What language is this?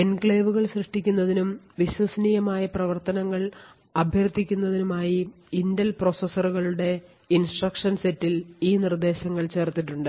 Malayalam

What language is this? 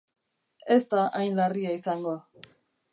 Basque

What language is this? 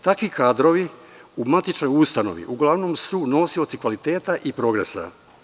Serbian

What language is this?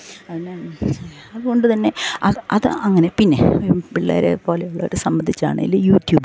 Malayalam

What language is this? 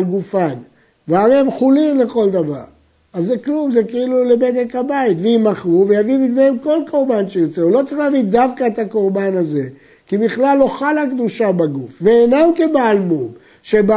Hebrew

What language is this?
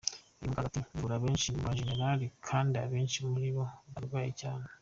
Kinyarwanda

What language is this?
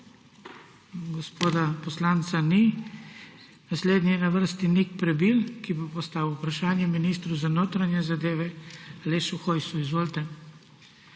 Slovenian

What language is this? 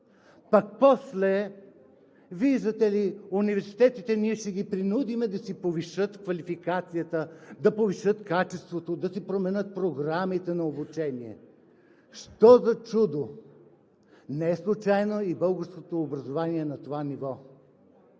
Bulgarian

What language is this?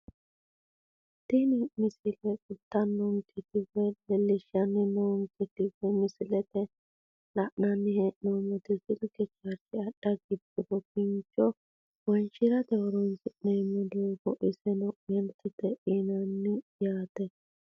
Sidamo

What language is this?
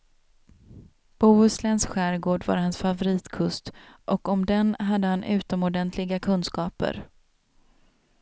Swedish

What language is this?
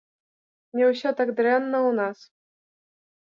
Belarusian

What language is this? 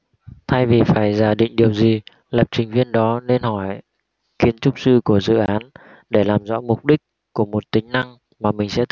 Vietnamese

